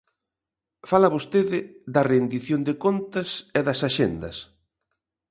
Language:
Galician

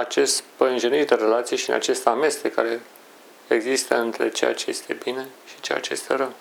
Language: Romanian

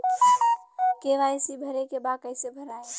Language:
Bhojpuri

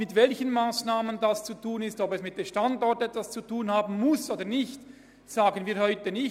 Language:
Swiss German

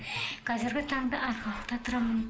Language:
Kazakh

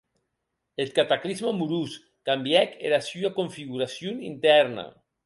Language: Occitan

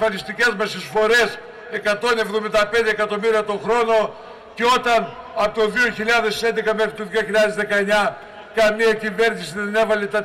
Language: Greek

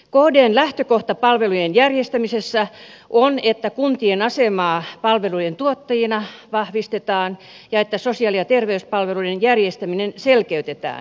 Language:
Finnish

